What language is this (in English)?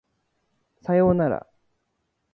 Japanese